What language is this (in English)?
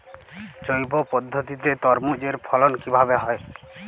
Bangla